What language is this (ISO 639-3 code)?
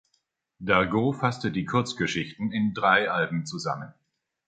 deu